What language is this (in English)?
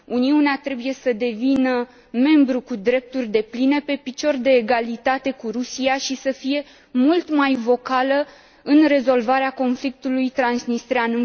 Romanian